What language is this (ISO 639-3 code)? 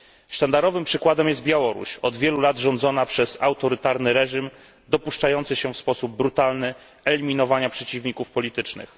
pol